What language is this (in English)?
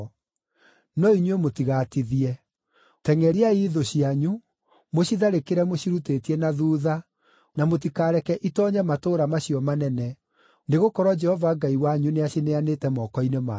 Kikuyu